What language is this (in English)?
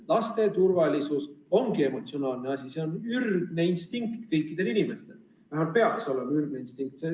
Estonian